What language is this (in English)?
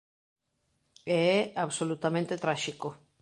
Galician